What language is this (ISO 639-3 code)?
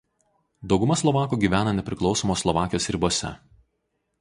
lit